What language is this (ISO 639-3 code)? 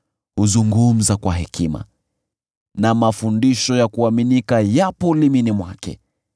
swa